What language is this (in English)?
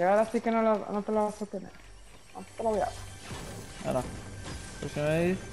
Spanish